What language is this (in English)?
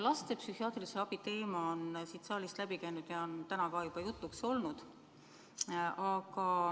Estonian